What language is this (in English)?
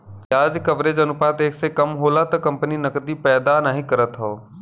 Bhojpuri